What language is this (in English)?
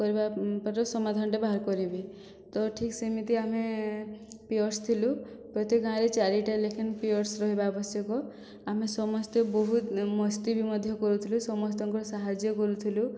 Odia